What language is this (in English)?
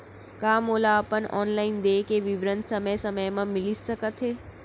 Chhattisgarhi